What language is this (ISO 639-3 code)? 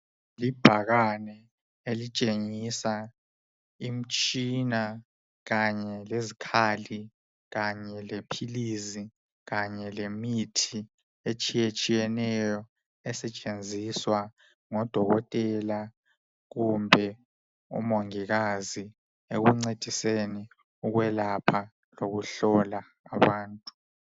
nde